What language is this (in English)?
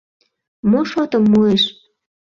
Mari